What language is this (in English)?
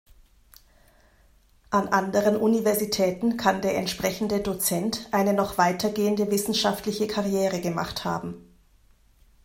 German